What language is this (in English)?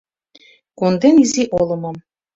Mari